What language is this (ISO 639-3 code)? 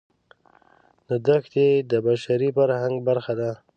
pus